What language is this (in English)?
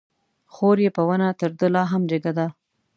Pashto